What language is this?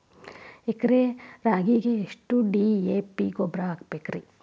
Kannada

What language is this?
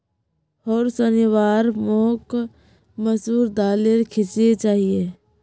Magahi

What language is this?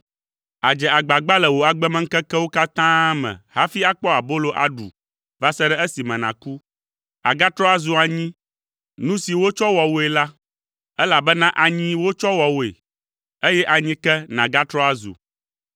Ewe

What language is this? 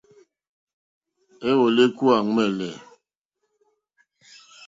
Mokpwe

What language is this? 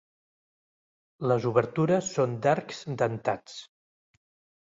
Catalan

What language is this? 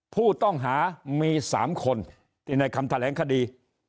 Thai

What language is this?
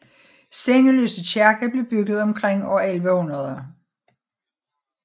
Danish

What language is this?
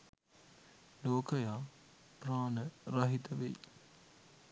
Sinhala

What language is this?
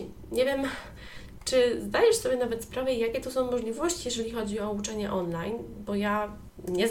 Polish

